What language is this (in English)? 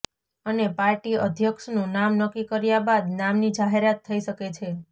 Gujarati